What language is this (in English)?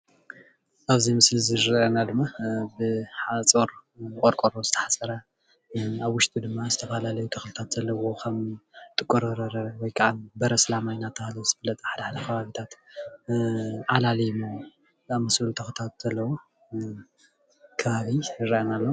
Tigrinya